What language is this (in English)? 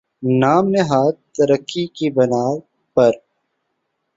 Urdu